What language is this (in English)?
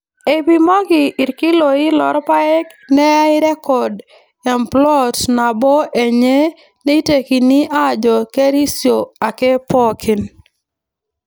Masai